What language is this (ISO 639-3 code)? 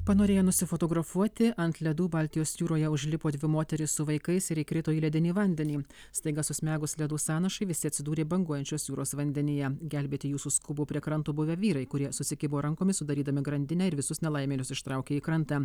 lit